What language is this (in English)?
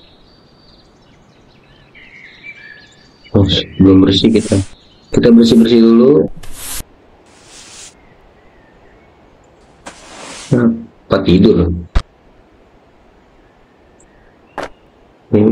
Indonesian